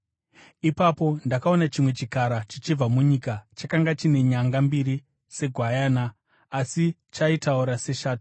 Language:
Shona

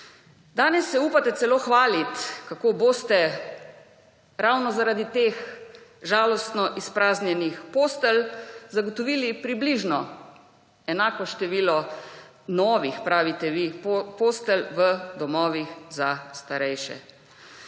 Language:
Slovenian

